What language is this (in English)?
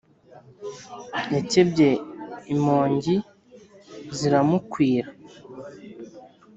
Kinyarwanda